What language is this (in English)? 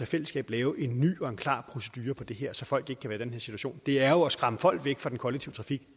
Danish